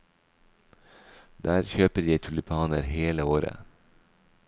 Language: Norwegian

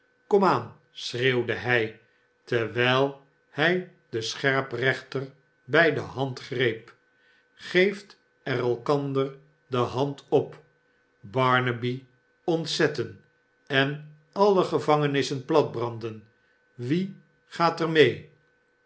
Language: Dutch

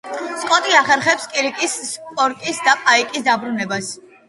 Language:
Georgian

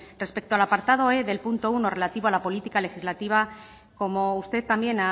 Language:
Spanish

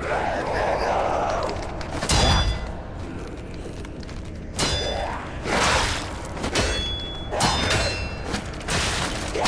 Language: Italian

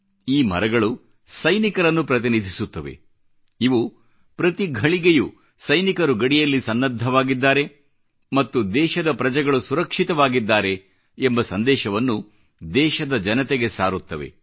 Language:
Kannada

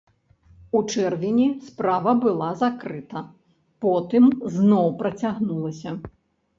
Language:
Belarusian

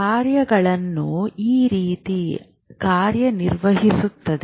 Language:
Kannada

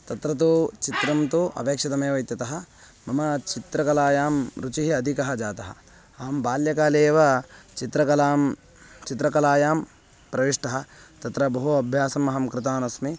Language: Sanskrit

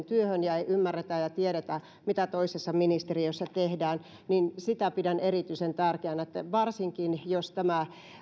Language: Finnish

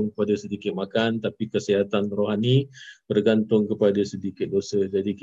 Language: Malay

